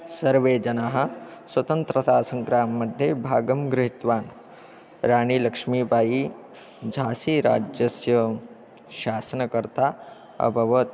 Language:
Sanskrit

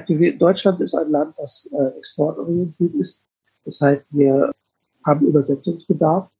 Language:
German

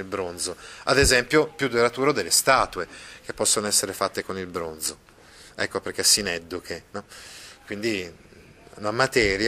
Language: Italian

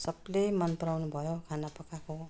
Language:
Nepali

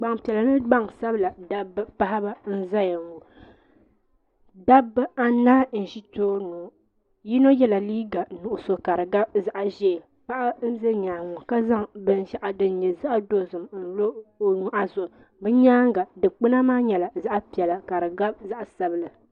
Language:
Dagbani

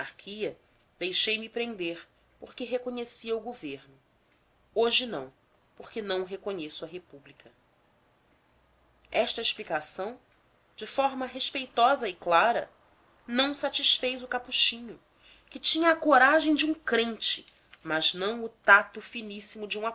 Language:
Portuguese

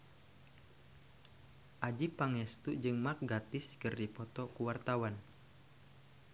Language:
Sundanese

